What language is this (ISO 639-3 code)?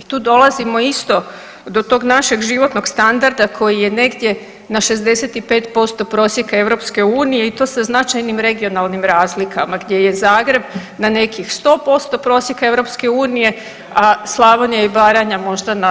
hrv